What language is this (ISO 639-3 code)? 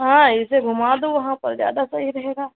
urd